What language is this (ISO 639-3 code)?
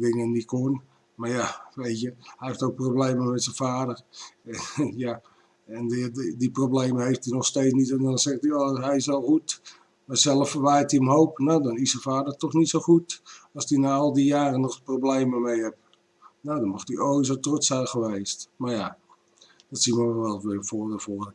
nld